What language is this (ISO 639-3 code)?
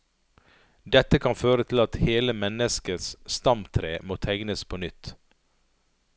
nor